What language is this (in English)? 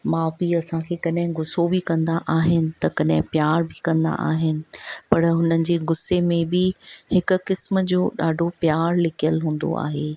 Sindhi